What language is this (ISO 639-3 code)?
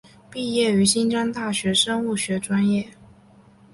zho